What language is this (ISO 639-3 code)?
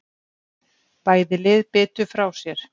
isl